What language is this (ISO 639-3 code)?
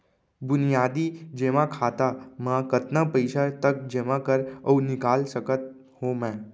hne